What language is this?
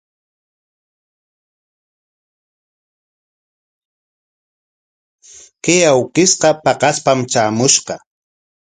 Corongo Ancash Quechua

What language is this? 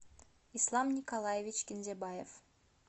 Russian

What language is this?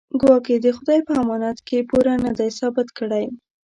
Pashto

